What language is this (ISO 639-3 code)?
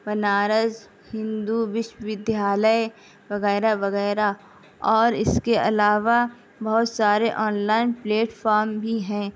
urd